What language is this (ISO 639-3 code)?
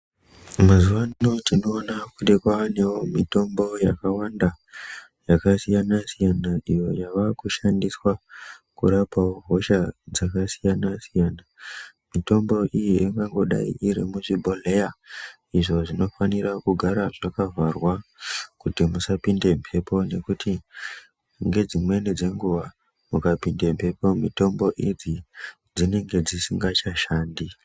ndc